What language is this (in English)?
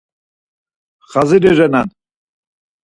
Laz